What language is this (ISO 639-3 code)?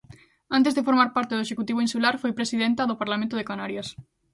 glg